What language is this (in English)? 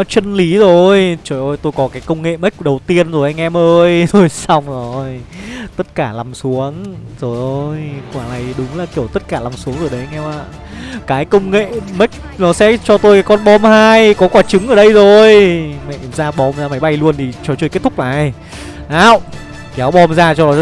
Vietnamese